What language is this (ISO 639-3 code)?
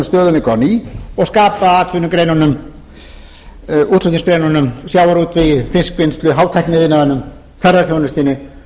isl